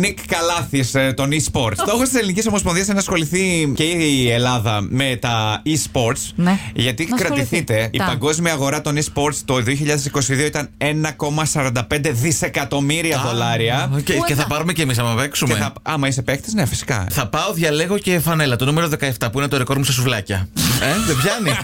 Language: Greek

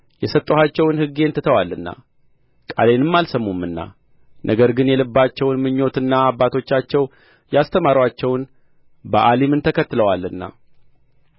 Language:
Amharic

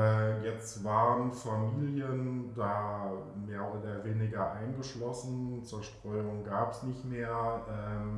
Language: German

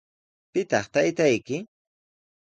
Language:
Sihuas Ancash Quechua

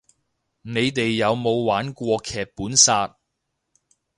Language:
Cantonese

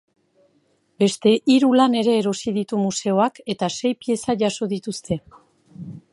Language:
Basque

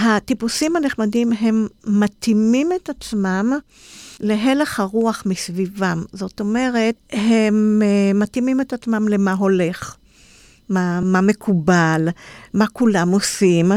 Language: Hebrew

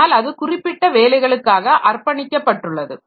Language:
Tamil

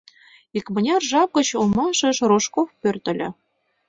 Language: Mari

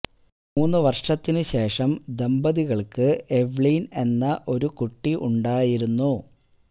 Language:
Malayalam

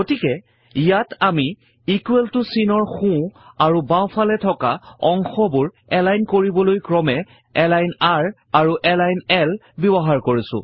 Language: Assamese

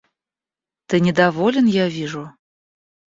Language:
Russian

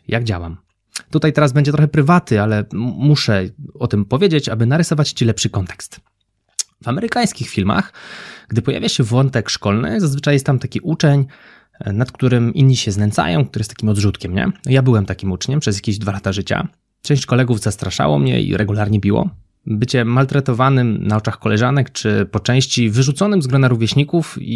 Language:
Polish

